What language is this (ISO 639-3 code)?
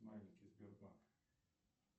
rus